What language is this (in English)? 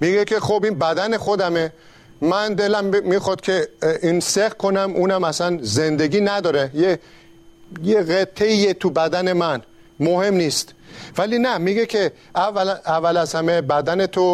Persian